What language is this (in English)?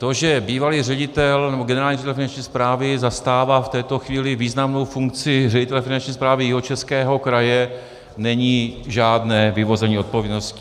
Czech